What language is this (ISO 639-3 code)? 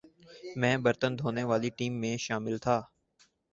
urd